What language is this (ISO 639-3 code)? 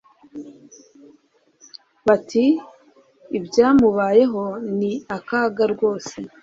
kin